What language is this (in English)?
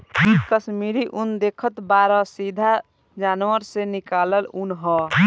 Bhojpuri